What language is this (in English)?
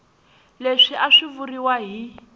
Tsonga